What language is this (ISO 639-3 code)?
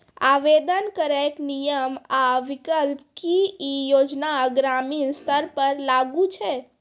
mai